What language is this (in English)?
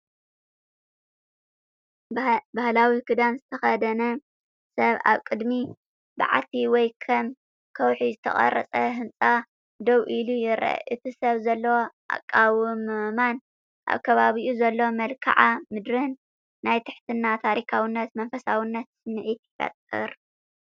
Tigrinya